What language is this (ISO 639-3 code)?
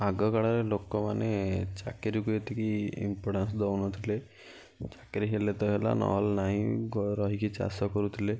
ori